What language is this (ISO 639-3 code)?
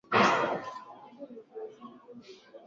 swa